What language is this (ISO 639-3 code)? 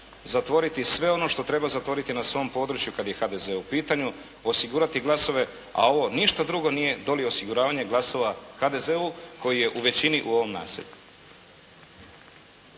hrv